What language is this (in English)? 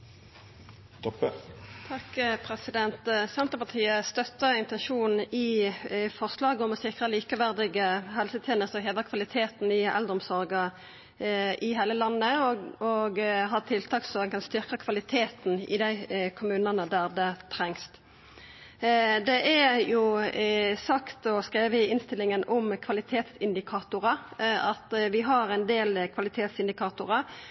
Norwegian Nynorsk